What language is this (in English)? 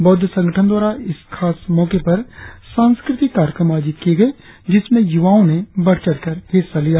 Hindi